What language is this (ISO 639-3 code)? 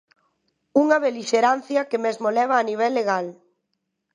glg